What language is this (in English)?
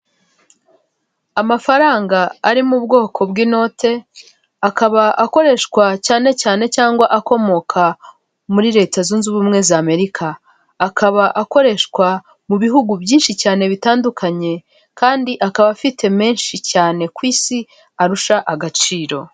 Kinyarwanda